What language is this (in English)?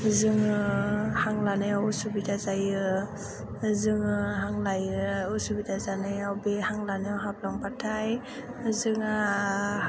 Bodo